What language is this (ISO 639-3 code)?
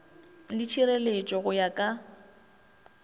nso